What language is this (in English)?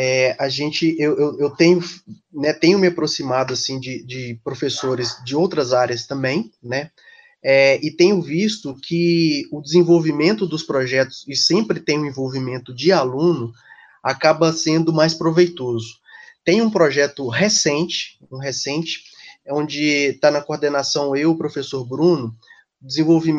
Portuguese